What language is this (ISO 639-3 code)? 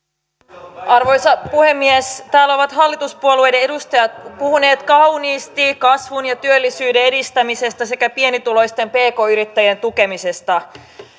fin